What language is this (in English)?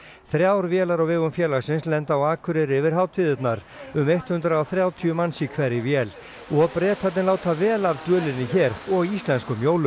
Icelandic